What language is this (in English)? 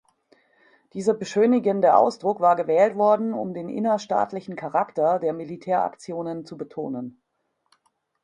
German